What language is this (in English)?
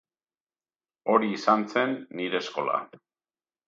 Basque